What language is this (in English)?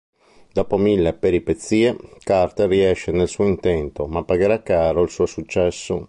Italian